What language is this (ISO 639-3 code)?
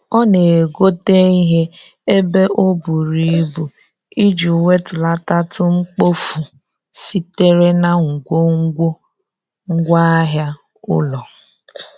ibo